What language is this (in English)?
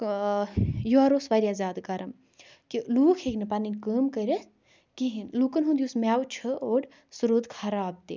Kashmiri